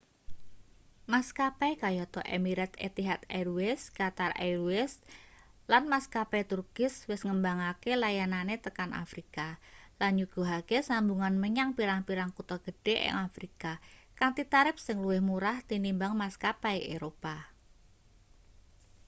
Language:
Javanese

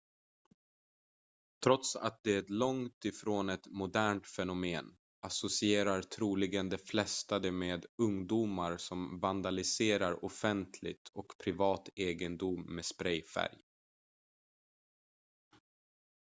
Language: Swedish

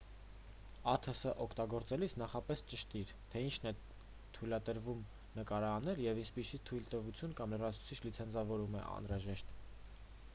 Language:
Armenian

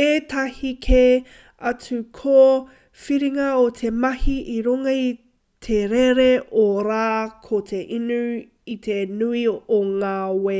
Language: Māori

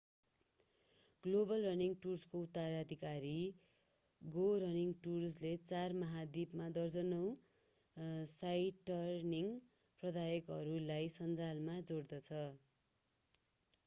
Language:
Nepali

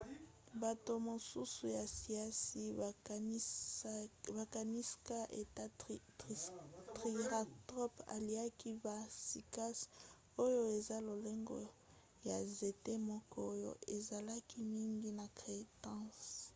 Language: Lingala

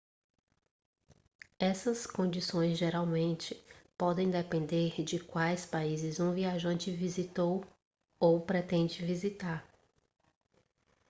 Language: Portuguese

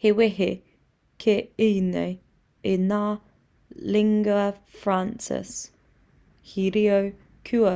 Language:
Māori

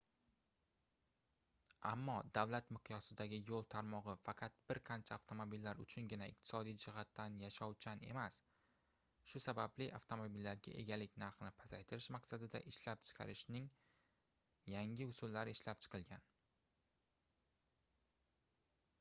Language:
Uzbek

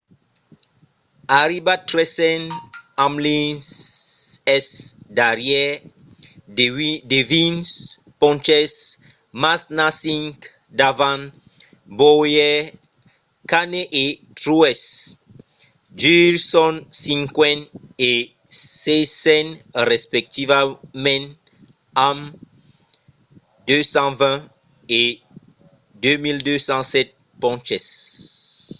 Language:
Occitan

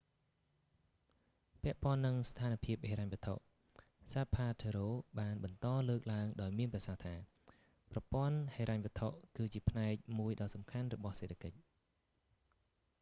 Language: Khmer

